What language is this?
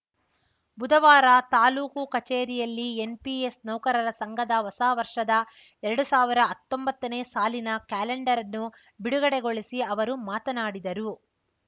Kannada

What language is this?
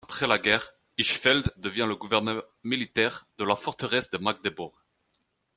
French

